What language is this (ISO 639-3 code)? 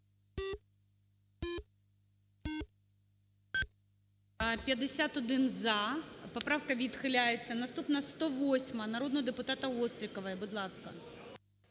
ukr